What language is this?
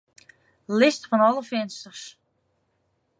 Western Frisian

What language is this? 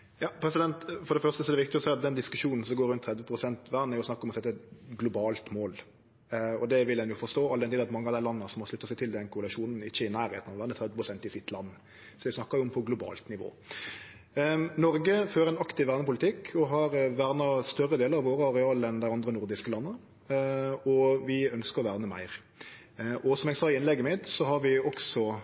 Norwegian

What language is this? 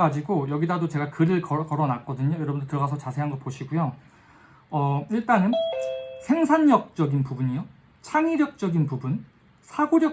Korean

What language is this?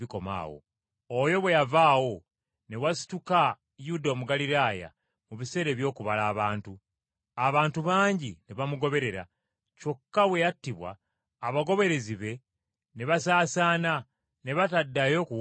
Ganda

